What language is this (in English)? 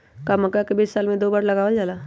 Magahi